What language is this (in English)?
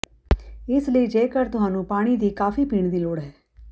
Punjabi